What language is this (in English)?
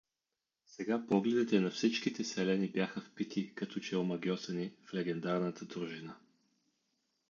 Bulgarian